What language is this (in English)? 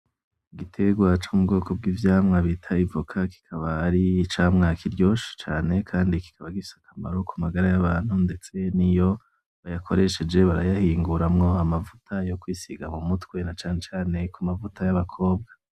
Rundi